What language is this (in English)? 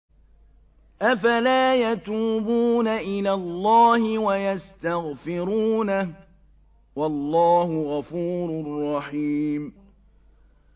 Arabic